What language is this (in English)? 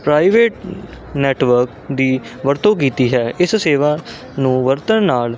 Punjabi